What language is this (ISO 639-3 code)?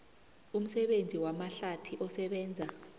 nbl